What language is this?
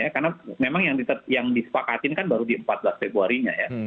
Indonesian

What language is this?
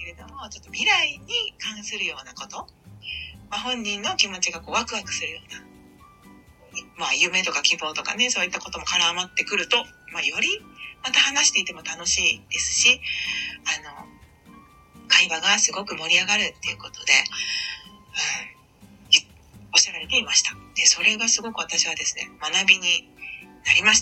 Japanese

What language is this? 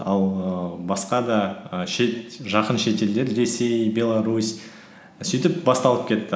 Kazakh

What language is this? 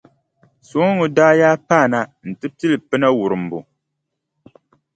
Dagbani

